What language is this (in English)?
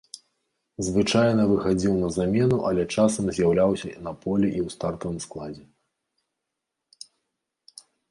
Belarusian